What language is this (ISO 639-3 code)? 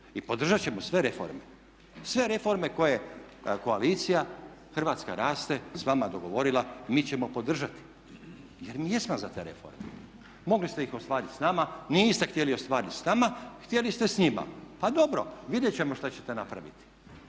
hrv